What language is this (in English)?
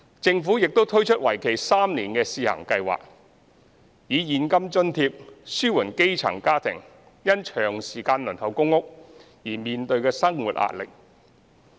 Cantonese